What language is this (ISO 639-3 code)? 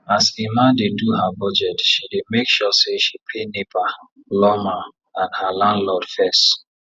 pcm